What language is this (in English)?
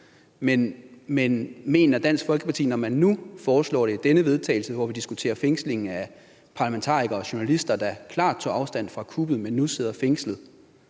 Danish